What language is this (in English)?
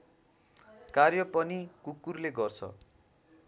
Nepali